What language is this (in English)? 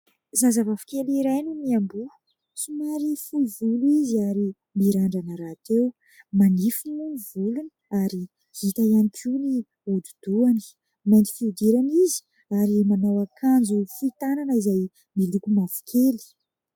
Malagasy